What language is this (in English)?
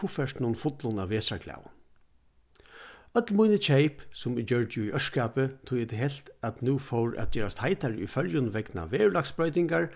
Faroese